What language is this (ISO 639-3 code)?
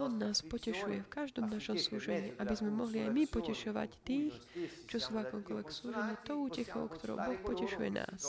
slk